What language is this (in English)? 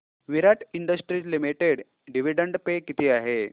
Marathi